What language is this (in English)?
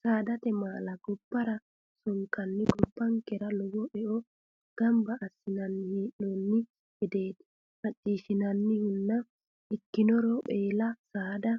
Sidamo